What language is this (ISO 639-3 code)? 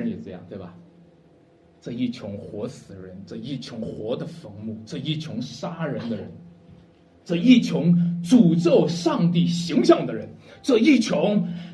zho